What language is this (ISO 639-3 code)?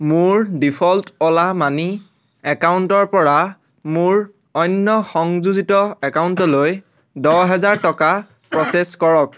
asm